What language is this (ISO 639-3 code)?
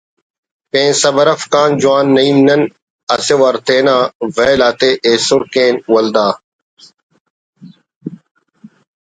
brh